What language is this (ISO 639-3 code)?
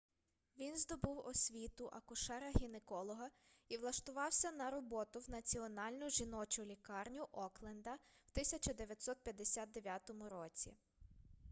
ukr